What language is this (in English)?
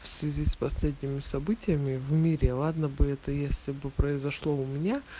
Russian